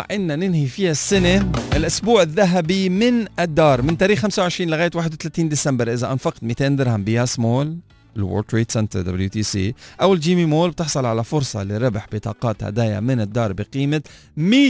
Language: Arabic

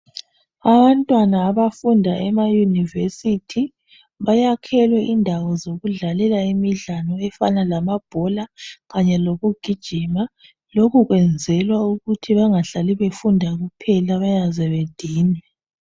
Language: North Ndebele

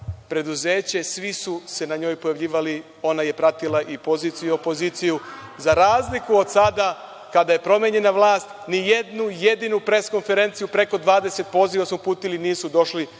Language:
Serbian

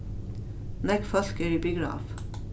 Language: Faroese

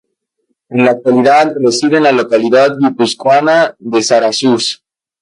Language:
Spanish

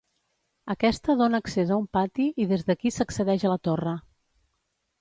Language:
Catalan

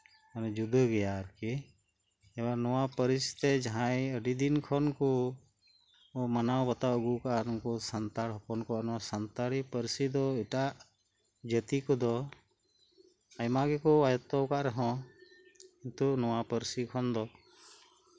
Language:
Santali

